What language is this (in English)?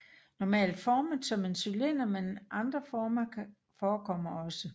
Danish